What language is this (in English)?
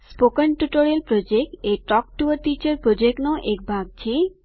Gujarati